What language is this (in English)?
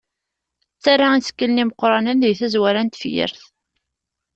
Kabyle